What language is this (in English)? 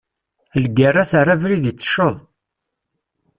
Kabyle